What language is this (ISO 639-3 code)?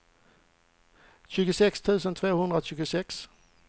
swe